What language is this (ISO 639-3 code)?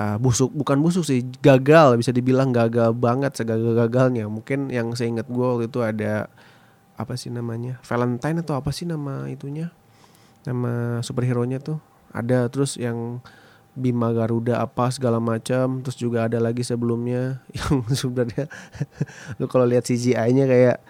ind